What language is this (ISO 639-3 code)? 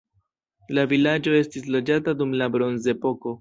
epo